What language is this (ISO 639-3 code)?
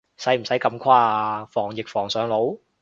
yue